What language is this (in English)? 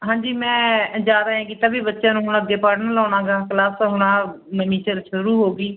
Punjabi